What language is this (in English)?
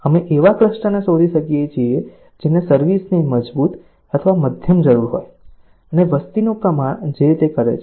Gujarati